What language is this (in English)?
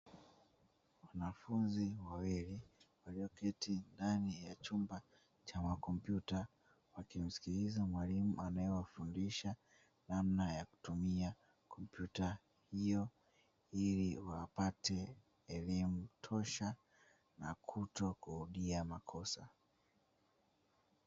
Swahili